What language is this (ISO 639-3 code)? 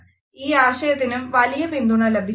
mal